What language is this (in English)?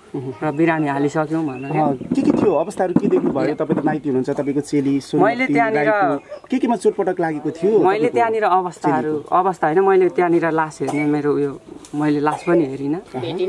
Indonesian